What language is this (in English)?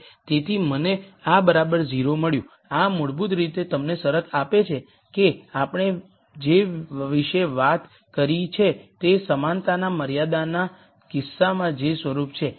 Gujarati